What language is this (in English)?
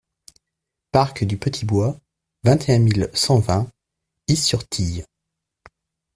French